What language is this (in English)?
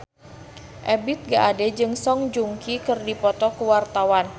Sundanese